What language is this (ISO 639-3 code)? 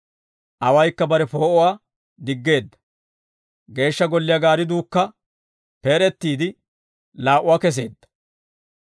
dwr